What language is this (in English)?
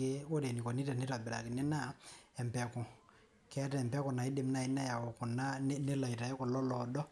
Masai